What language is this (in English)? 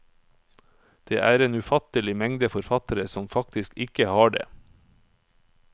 Norwegian